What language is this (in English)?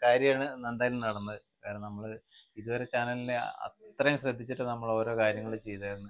Malayalam